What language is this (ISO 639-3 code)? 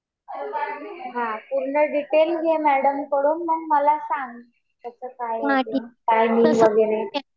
mar